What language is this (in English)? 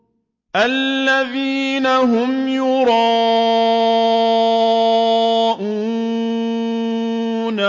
Arabic